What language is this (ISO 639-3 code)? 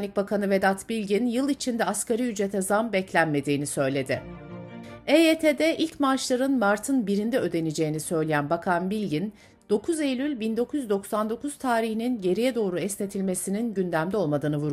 tur